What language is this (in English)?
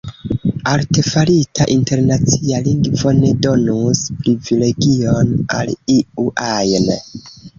Esperanto